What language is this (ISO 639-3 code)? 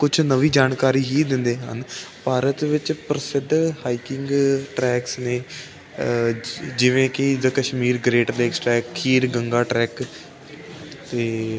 pan